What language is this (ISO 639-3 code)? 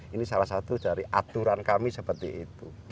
ind